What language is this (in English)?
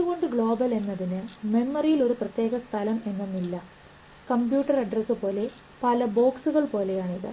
Malayalam